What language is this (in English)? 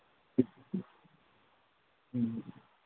Manipuri